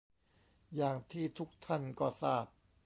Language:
Thai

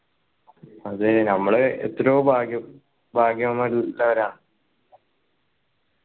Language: Malayalam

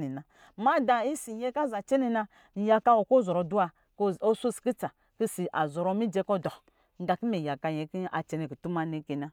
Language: Lijili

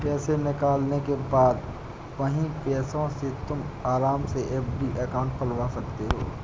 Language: Hindi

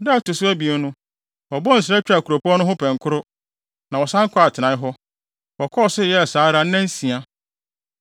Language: Akan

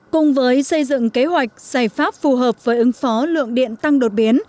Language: Vietnamese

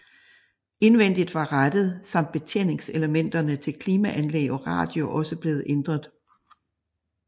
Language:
Danish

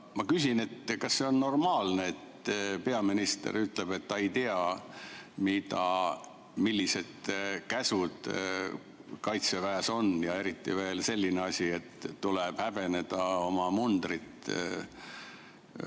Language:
Estonian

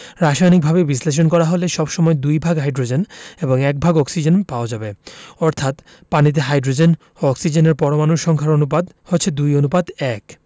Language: Bangla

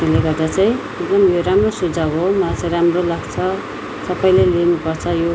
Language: Nepali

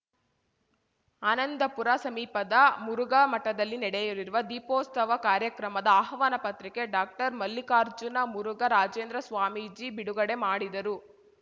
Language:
Kannada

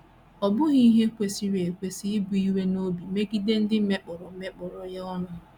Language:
Igbo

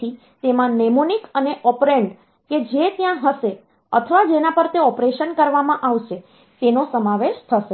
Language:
Gujarati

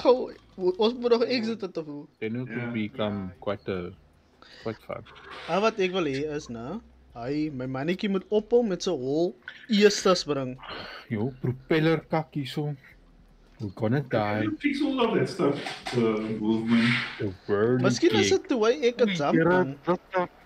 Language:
Dutch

